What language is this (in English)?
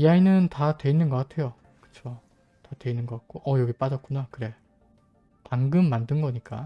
Korean